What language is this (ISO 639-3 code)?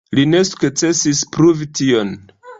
epo